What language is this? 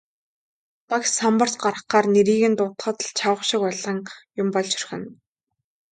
Mongolian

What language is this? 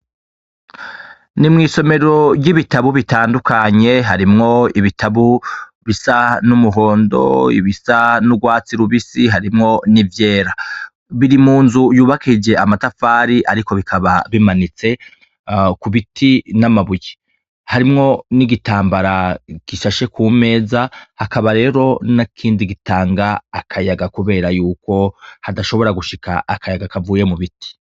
Rundi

